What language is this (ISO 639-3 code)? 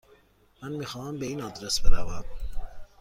fas